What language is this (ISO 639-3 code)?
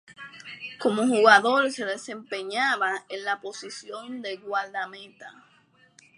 spa